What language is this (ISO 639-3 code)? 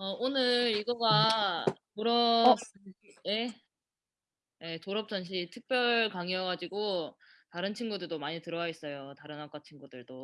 kor